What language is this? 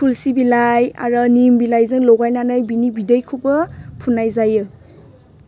Bodo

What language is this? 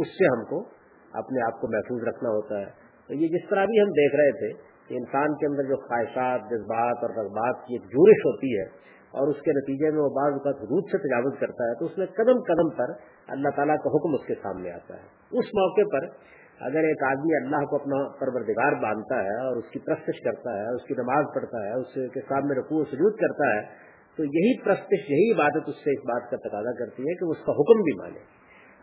Urdu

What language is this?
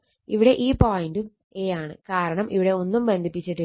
Malayalam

